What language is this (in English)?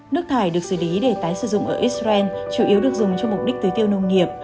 Vietnamese